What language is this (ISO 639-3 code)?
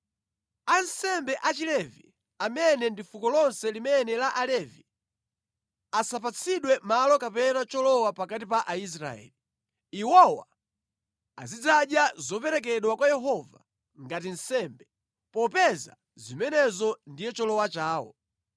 nya